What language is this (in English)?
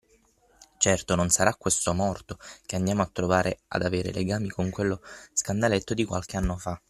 Italian